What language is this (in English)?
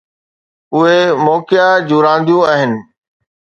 Sindhi